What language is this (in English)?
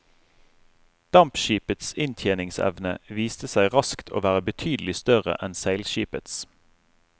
Norwegian